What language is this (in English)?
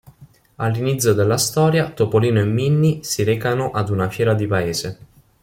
Italian